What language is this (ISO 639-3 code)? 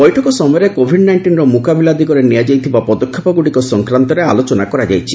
ori